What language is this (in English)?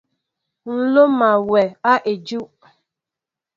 Mbo (Cameroon)